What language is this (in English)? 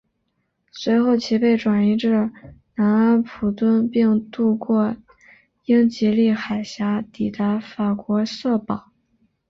Chinese